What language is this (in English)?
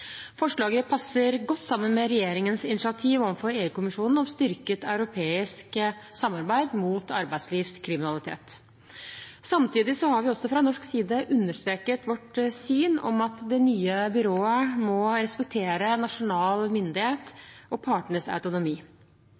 Norwegian Bokmål